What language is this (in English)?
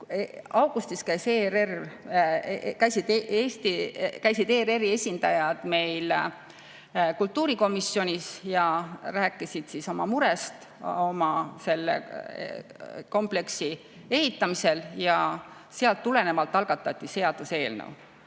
Estonian